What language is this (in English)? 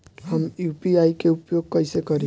Bhojpuri